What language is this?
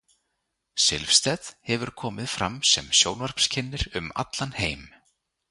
Icelandic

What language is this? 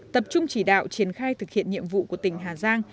Vietnamese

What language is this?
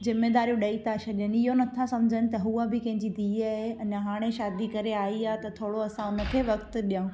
Sindhi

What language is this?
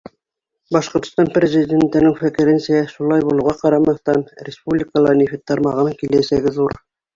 Bashkir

